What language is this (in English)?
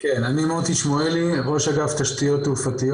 Hebrew